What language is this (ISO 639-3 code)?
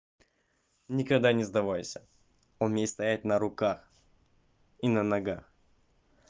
rus